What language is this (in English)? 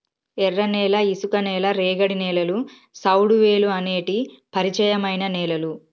Telugu